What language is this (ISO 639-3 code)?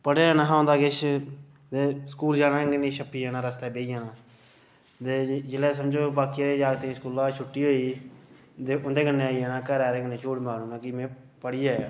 doi